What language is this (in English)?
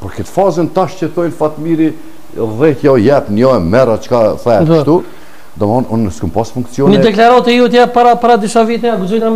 Romanian